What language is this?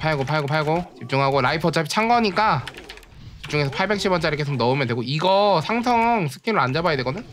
Korean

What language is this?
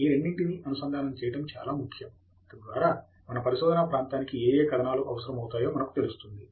Telugu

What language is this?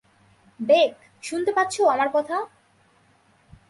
Bangla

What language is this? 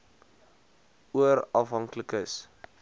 Afrikaans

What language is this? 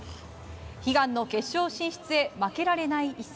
Japanese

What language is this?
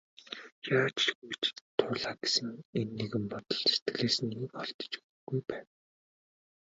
Mongolian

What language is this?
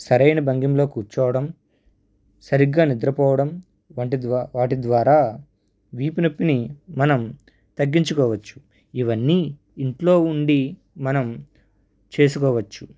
Telugu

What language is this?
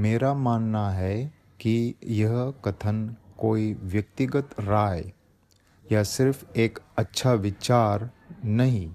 Hindi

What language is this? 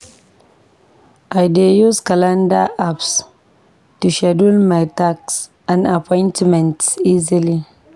Nigerian Pidgin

